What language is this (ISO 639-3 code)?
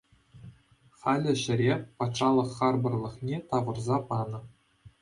chv